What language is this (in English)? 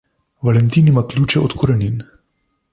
Slovenian